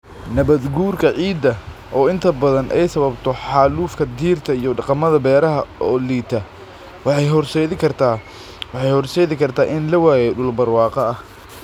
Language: Somali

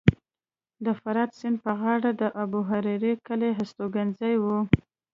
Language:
Pashto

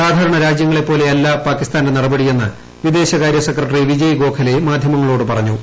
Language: Malayalam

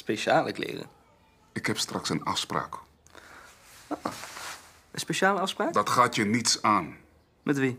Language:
Dutch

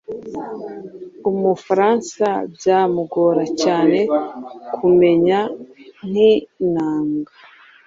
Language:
Kinyarwanda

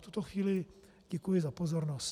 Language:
Czech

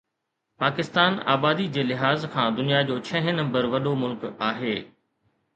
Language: Sindhi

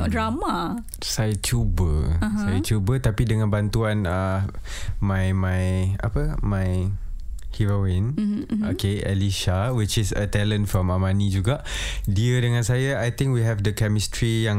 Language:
Malay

